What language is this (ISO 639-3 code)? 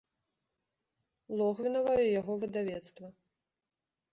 bel